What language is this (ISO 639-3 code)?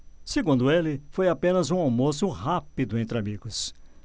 por